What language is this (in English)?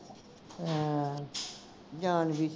Punjabi